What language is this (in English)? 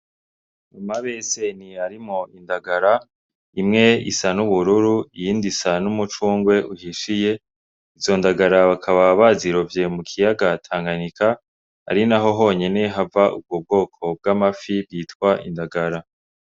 Rundi